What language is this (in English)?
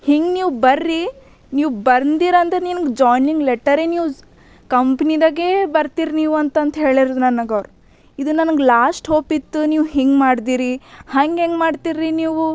Kannada